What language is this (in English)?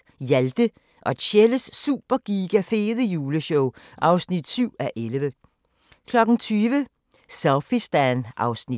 Danish